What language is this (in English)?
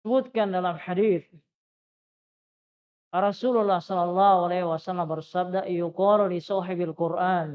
Indonesian